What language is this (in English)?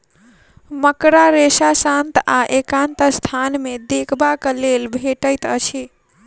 Maithili